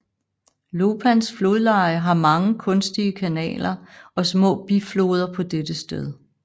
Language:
Danish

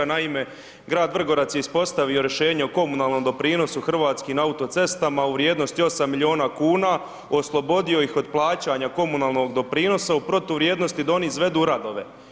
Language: Croatian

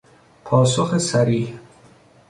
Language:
Persian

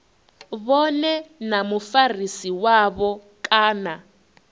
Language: Venda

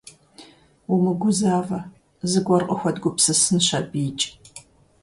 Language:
Kabardian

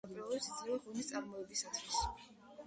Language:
Georgian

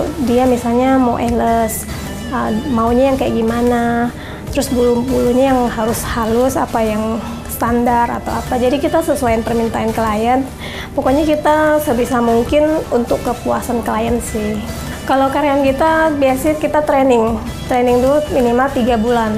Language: Indonesian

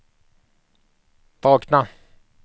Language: Swedish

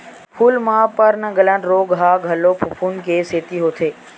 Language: Chhattisgarhi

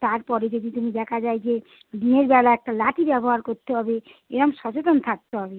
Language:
Bangla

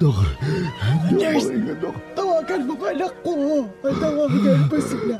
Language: Filipino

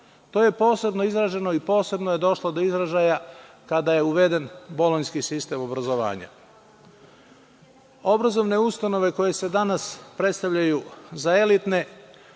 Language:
Serbian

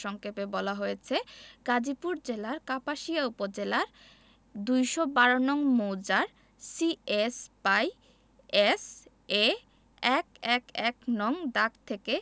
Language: Bangla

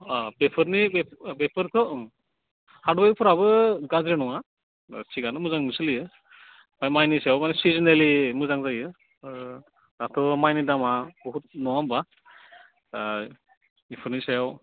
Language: Bodo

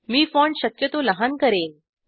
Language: Marathi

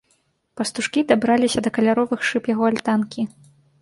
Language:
Belarusian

